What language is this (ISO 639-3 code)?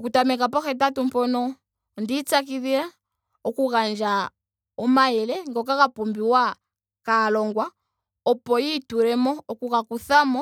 ndo